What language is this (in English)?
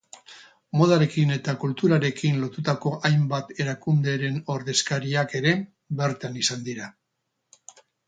Basque